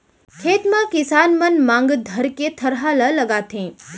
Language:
Chhattisgarhi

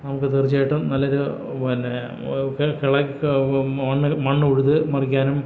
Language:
Malayalam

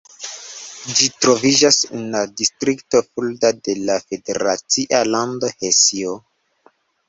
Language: Esperanto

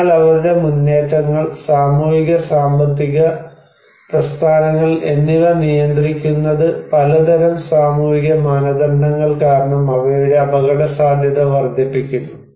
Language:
Malayalam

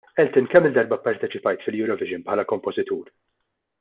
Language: Maltese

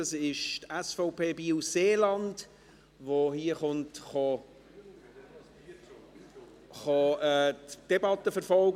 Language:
Swiss German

